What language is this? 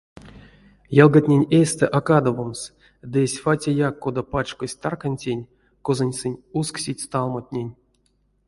Erzya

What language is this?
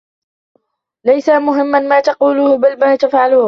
Arabic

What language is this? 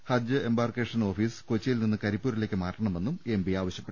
Malayalam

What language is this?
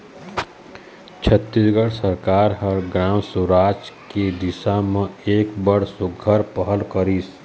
Chhattisgarhi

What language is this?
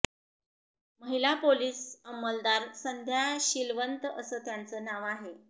Marathi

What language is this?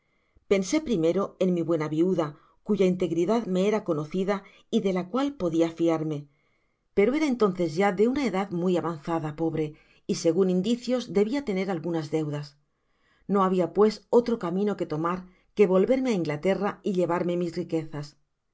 Spanish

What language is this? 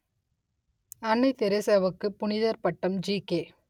Tamil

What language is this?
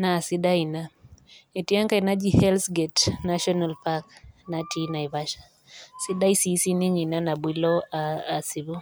Masai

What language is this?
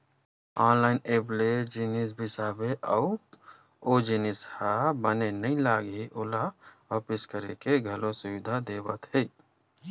Chhattisgarhi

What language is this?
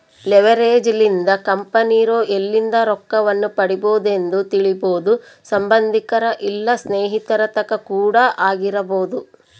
Kannada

